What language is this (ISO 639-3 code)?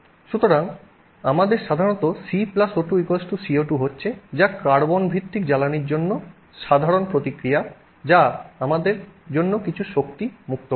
ben